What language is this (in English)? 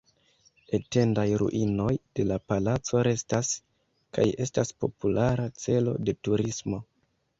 Esperanto